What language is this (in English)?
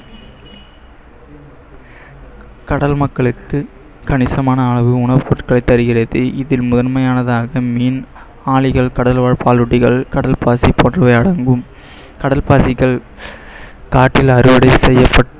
Tamil